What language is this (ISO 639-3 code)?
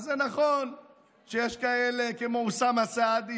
heb